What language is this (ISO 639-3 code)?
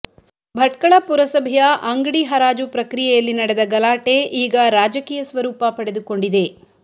kan